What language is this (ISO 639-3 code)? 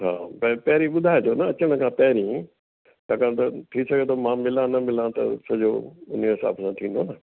snd